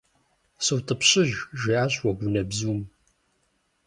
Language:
Kabardian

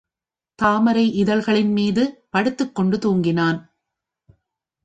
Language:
Tamil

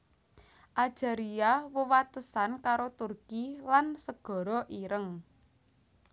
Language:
Javanese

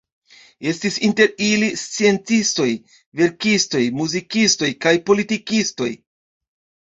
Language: Esperanto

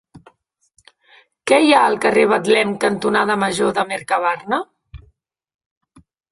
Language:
Catalan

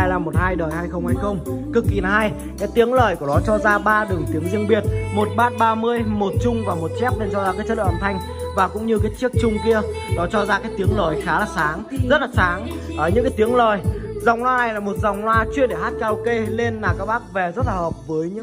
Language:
Vietnamese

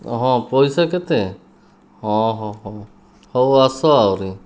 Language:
Odia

